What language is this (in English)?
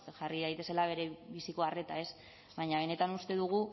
Basque